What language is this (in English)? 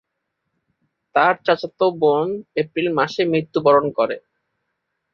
Bangla